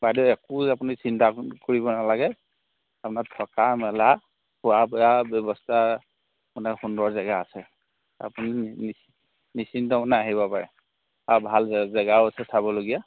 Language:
Assamese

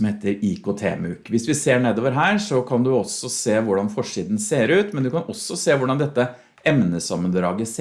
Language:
Norwegian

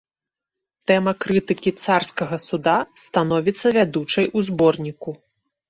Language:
Belarusian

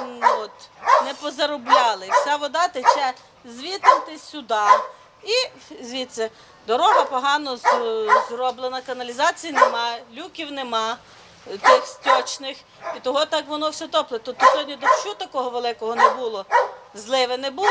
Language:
Ukrainian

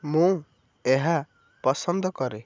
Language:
Odia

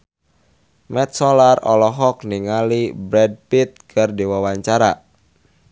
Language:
Sundanese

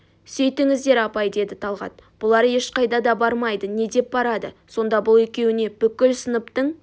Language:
Kazakh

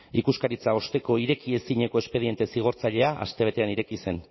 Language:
Basque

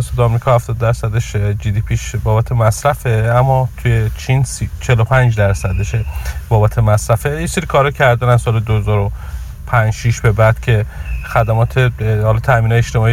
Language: Persian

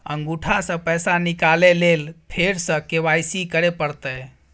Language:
Maithili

